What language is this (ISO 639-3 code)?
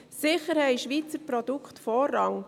gsw